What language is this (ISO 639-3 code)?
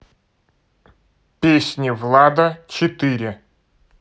rus